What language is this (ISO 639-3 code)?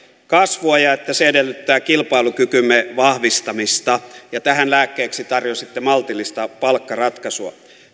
fin